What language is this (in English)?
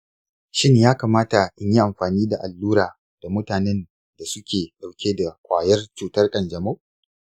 Hausa